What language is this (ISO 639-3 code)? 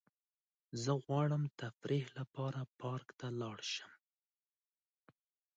pus